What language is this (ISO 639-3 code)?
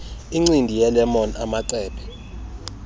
xho